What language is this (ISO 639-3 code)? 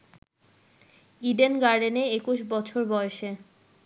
ben